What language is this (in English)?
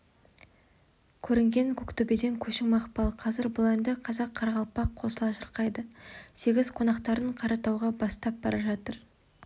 Kazakh